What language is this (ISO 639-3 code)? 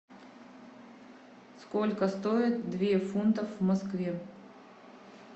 rus